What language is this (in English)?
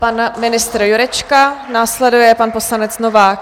Czech